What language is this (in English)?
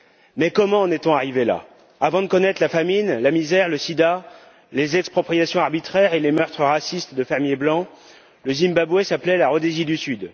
French